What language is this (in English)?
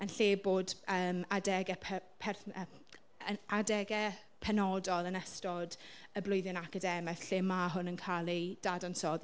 Welsh